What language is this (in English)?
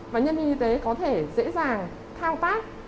Vietnamese